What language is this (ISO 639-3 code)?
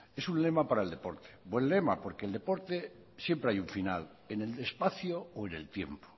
spa